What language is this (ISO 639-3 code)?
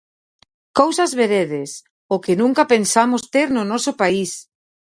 glg